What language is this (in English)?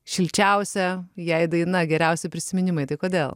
Lithuanian